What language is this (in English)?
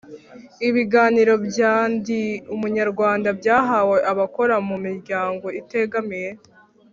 Kinyarwanda